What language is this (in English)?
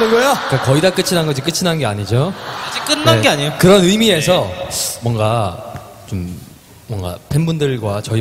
Korean